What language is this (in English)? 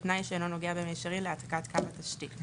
Hebrew